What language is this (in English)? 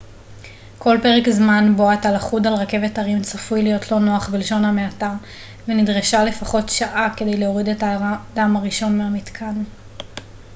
Hebrew